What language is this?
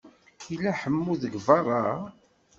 Kabyle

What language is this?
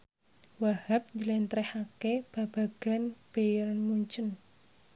Javanese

